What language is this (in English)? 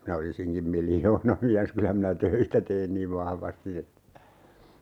Finnish